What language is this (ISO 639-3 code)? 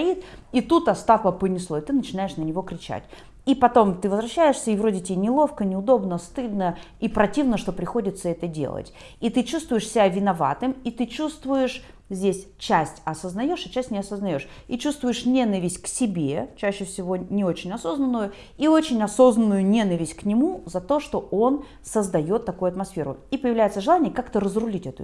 rus